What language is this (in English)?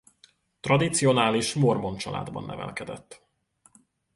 Hungarian